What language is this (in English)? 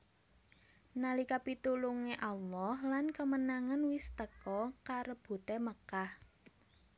Javanese